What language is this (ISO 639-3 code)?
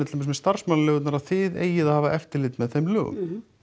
isl